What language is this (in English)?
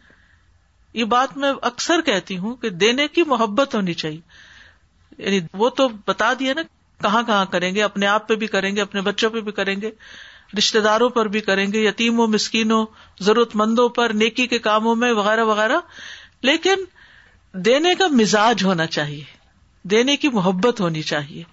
Urdu